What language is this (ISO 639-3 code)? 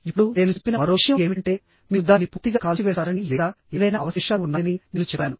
tel